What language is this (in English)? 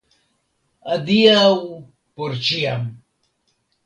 Esperanto